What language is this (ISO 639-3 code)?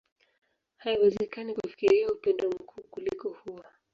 swa